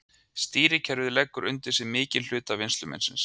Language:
Icelandic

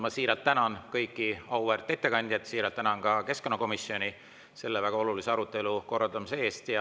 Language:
Estonian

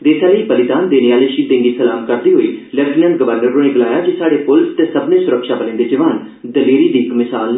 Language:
Dogri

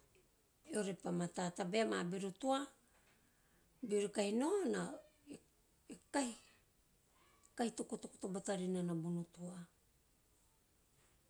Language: Teop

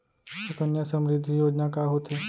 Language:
Chhattisgarhi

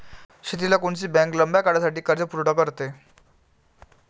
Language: Marathi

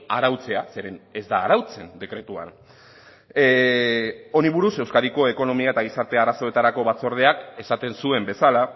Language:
Basque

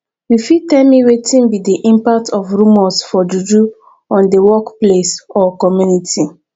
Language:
Nigerian Pidgin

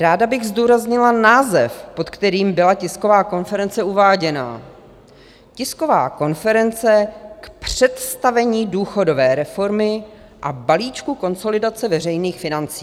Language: Czech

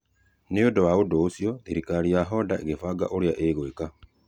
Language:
Kikuyu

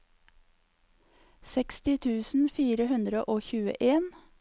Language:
Norwegian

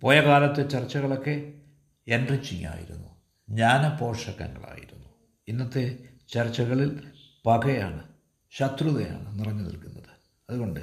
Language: Malayalam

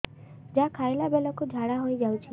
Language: Odia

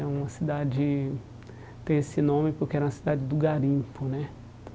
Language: Portuguese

